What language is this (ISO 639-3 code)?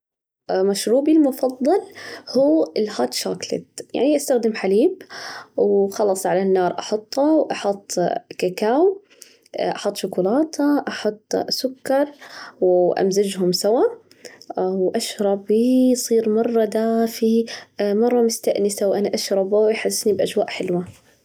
ars